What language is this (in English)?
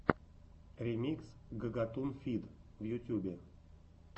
Russian